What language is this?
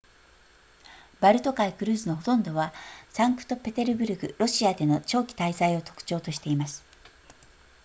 Japanese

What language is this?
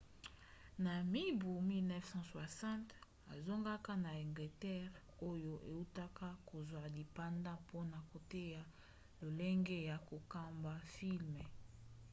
Lingala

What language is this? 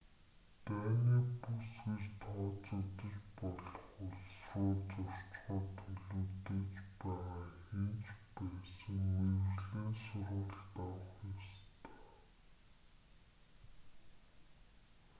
Mongolian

